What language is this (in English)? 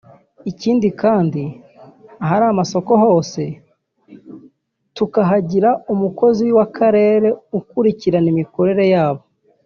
Kinyarwanda